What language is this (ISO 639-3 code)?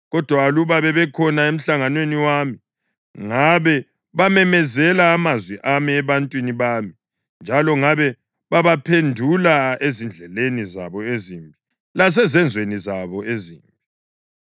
nde